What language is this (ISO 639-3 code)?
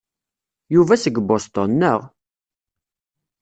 kab